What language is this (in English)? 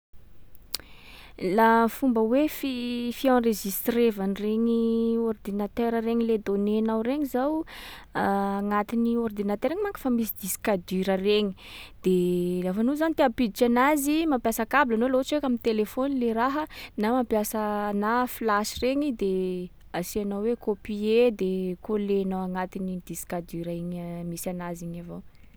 Sakalava Malagasy